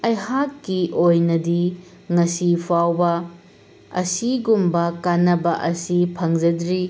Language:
Manipuri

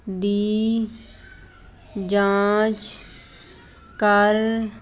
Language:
Punjabi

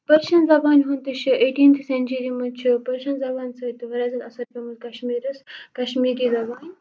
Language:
Kashmiri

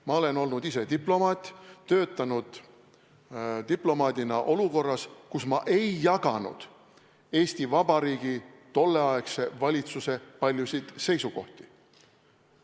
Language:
Estonian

